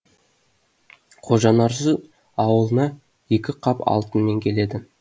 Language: Kazakh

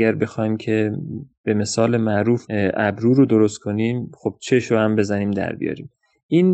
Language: Persian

